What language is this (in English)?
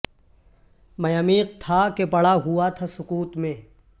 Urdu